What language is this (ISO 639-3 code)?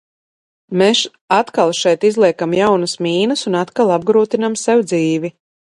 lav